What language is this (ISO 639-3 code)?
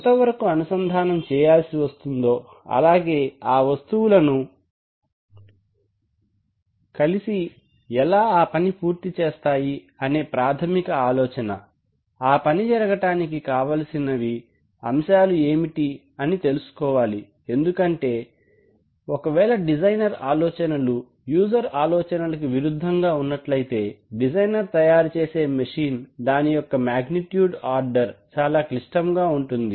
tel